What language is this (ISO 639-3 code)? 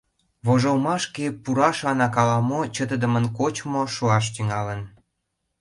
chm